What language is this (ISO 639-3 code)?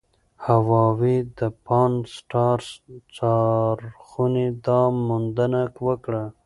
pus